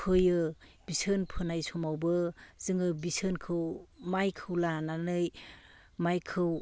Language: Bodo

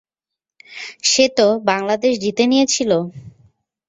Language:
Bangla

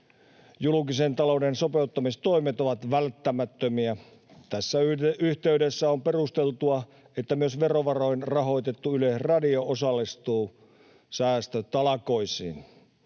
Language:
Finnish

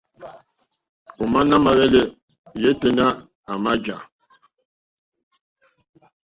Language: Mokpwe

